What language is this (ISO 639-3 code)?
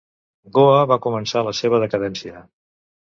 cat